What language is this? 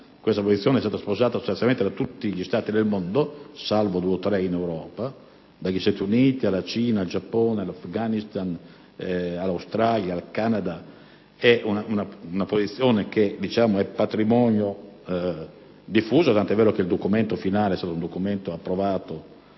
Italian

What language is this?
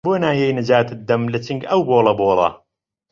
Central Kurdish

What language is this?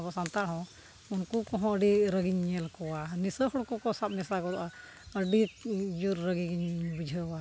Santali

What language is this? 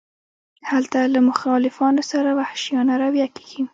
Pashto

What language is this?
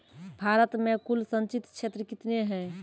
Maithili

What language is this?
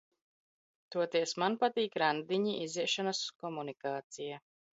Latvian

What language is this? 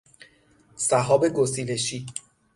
Persian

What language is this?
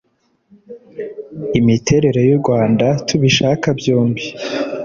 Kinyarwanda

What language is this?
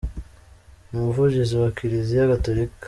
Kinyarwanda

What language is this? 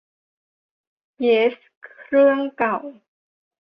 Thai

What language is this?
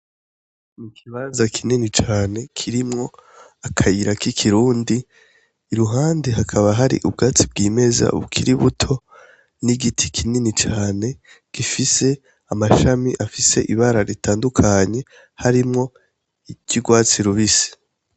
Rundi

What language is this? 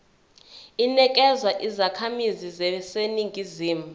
Zulu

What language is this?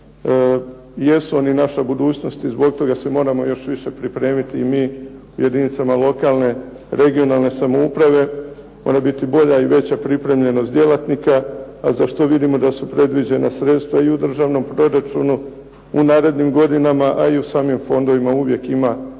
Croatian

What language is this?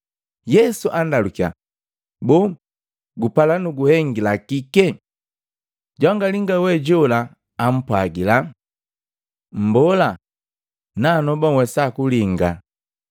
Matengo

